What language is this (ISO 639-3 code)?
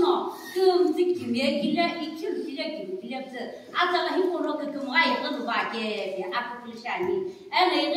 ara